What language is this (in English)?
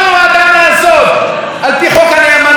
Hebrew